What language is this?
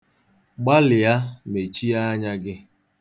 Igbo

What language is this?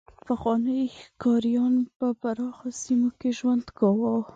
Pashto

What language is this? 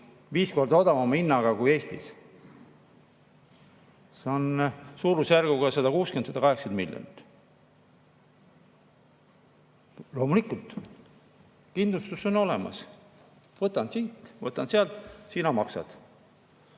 Estonian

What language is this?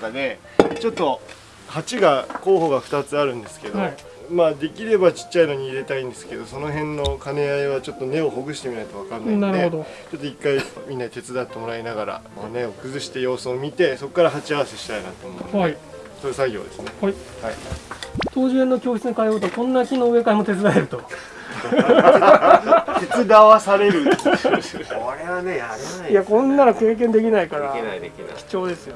Japanese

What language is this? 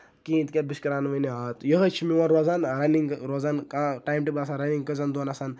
Kashmiri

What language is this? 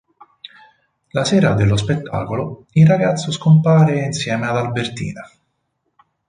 Italian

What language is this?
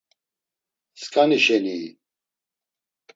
Laz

